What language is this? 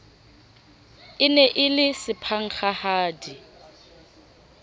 Southern Sotho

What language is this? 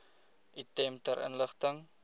Afrikaans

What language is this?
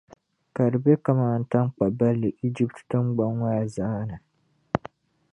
Dagbani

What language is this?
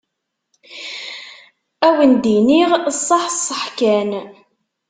Kabyle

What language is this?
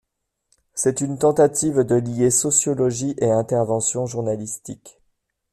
French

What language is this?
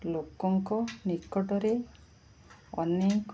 Odia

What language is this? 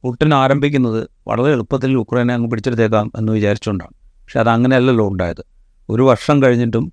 Malayalam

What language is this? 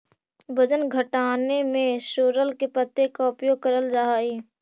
Magahi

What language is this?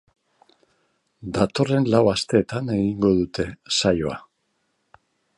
Basque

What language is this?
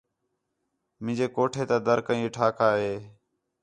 Khetrani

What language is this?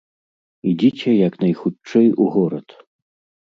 Belarusian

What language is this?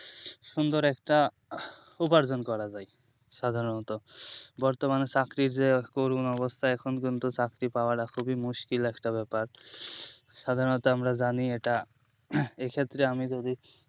Bangla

